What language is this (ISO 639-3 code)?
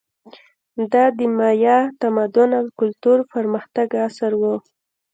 pus